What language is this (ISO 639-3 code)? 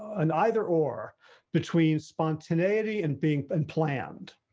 eng